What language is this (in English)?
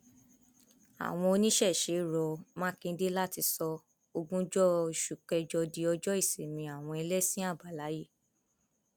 Yoruba